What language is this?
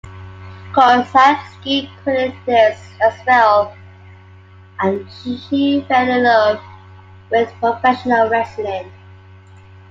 English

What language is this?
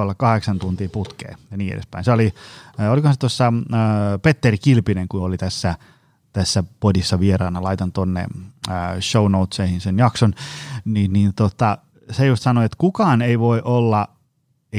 Finnish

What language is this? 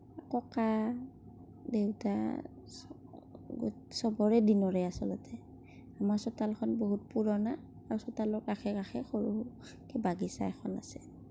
Assamese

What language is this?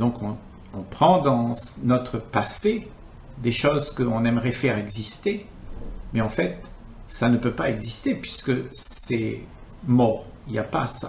French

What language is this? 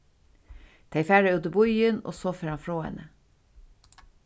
Faroese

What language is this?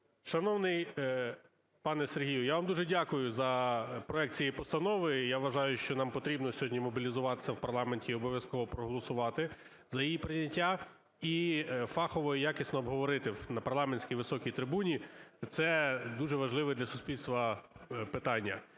Ukrainian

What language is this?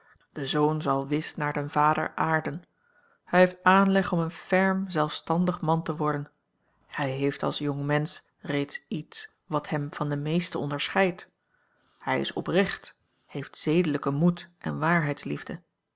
Dutch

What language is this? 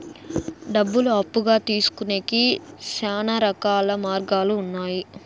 Telugu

